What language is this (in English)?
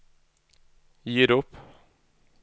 Norwegian